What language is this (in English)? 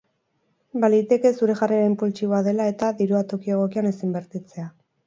Basque